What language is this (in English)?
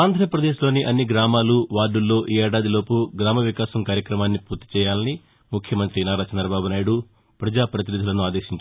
Telugu